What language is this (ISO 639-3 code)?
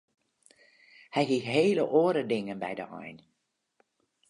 fry